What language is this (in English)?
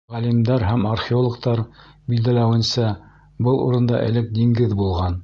Bashkir